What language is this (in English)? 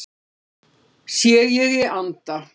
Icelandic